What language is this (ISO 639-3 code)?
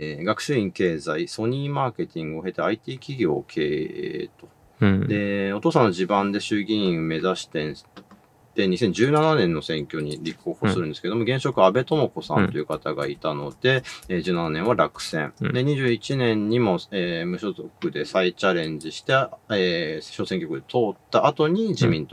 jpn